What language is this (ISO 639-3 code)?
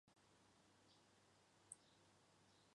zho